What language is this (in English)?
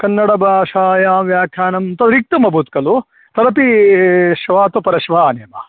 Sanskrit